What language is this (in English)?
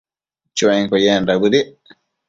Matsés